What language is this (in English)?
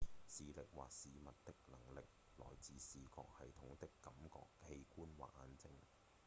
Cantonese